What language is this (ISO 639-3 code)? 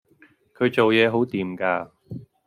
yue